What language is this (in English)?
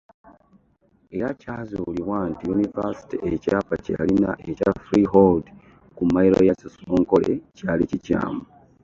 Ganda